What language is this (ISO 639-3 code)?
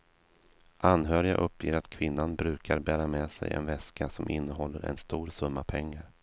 swe